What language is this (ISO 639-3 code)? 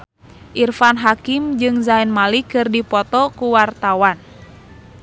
sun